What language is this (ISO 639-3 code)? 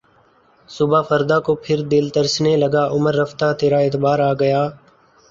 urd